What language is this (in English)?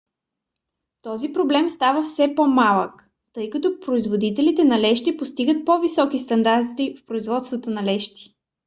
Bulgarian